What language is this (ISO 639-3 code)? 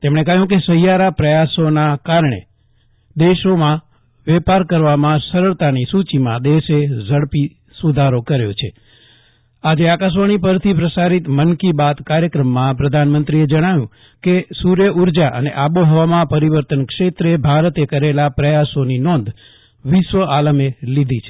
guj